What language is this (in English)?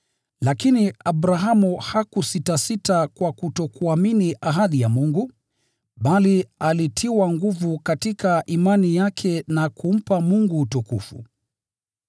Swahili